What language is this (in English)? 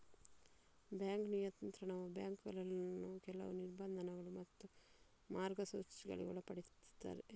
Kannada